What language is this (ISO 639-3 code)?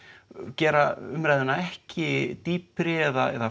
isl